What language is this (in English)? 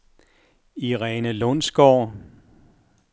Danish